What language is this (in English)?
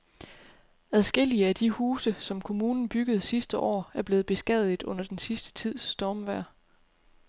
Danish